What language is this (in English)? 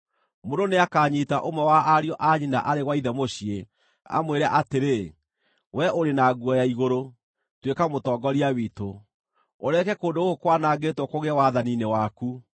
Kikuyu